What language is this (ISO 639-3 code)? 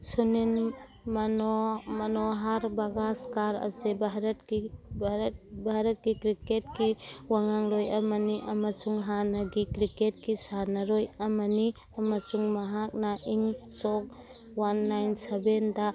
mni